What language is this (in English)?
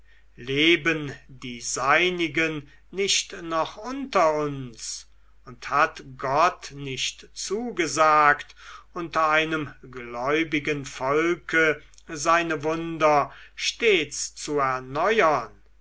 German